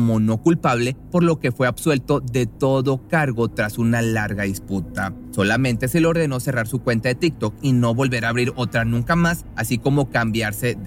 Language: Spanish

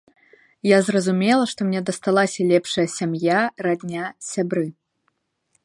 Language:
Belarusian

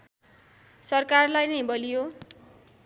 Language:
Nepali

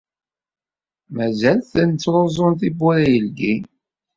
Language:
Kabyle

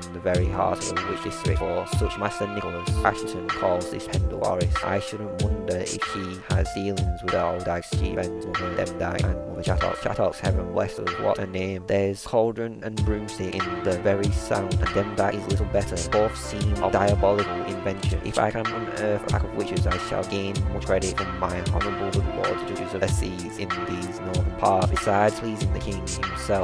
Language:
English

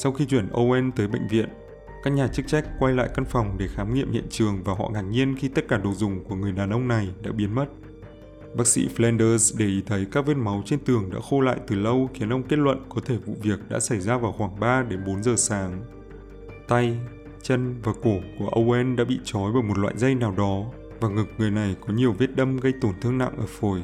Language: Vietnamese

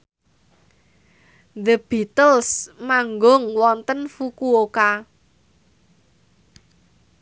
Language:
Javanese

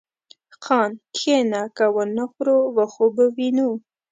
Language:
Pashto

